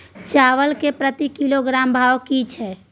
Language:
Maithili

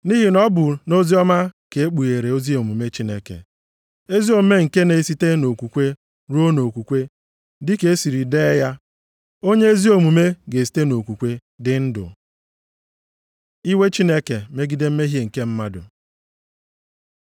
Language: Igbo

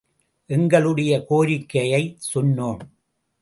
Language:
Tamil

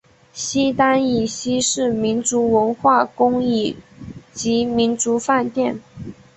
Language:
Chinese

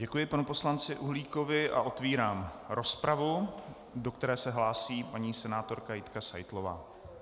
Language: Czech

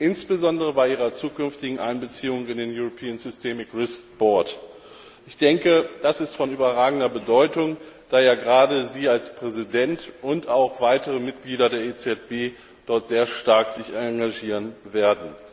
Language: German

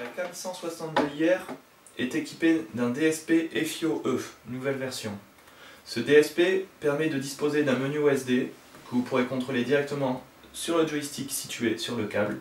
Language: French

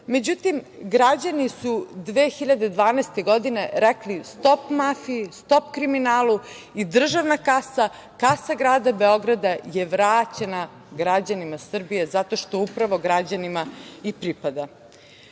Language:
Serbian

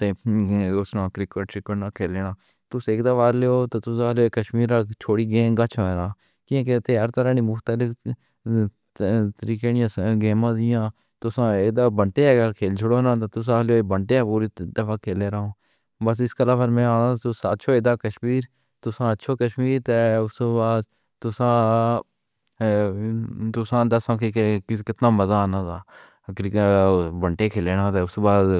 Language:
Pahari-Potwari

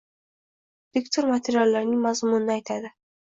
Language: Uzbek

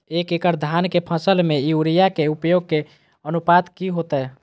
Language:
Magahi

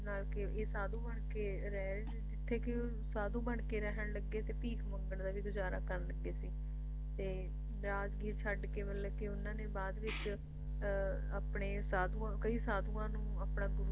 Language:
Punjabi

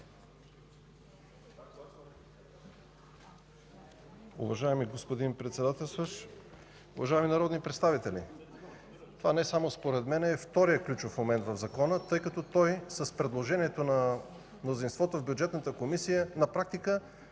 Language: Bulgarian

